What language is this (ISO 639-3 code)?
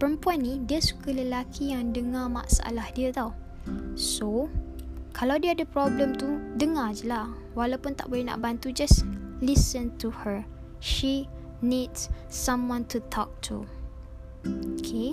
msa